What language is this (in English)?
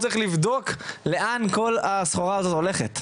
Hebrew